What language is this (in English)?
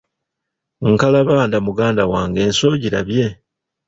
Ganda